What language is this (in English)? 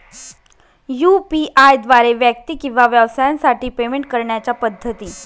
Marathi